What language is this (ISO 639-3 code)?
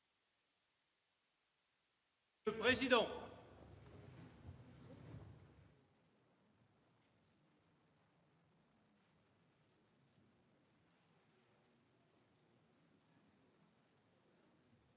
fra